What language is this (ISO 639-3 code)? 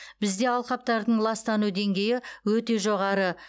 kaz